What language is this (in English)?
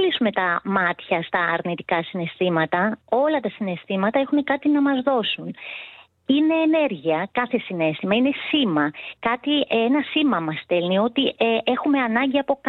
Greek